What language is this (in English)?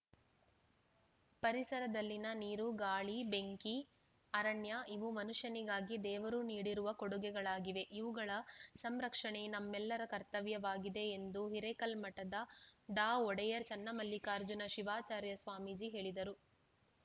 Kannada